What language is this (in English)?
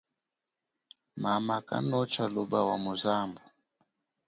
Chokwe